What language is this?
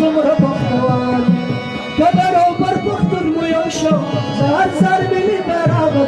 Dutch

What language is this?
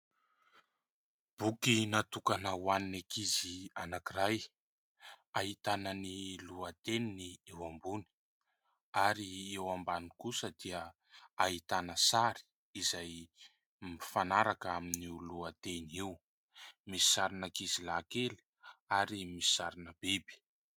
Malagasy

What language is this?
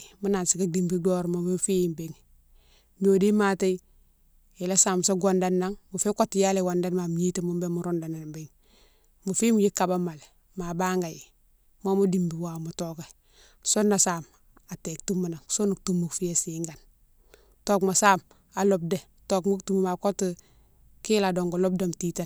Mansoanka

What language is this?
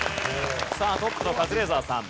Japanese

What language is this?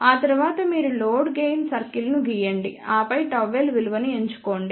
Telugu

